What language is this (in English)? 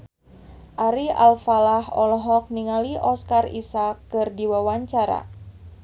Sundanese